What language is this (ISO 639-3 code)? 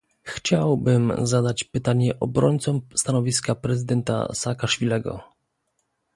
pol